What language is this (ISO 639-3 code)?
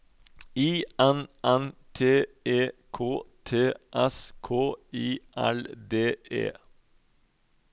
nor